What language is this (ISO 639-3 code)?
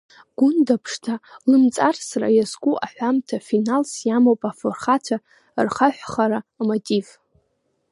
abk